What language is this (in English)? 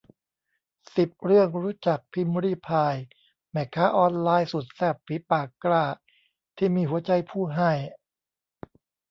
Thai